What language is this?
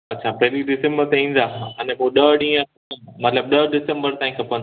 Sindhi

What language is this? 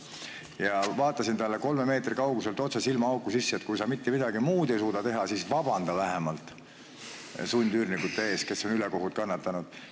Estonian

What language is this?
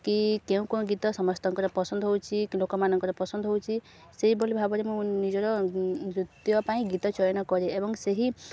Odia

